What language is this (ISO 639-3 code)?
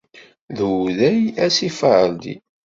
kab